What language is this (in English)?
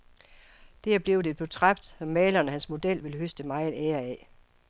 Danish